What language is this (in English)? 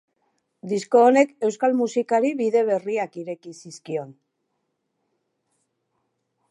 Basque